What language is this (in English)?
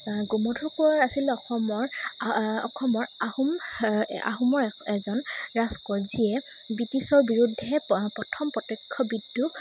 Assamese